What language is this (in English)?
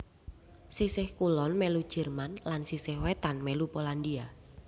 Javanese